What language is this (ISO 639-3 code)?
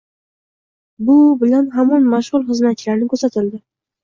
uzb